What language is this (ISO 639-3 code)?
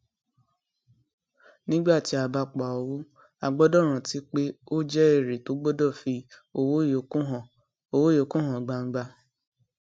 yor